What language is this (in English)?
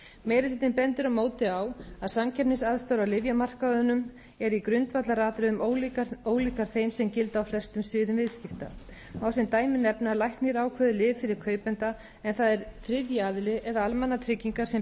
Icelandic